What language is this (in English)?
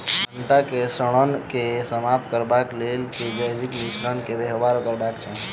Maithili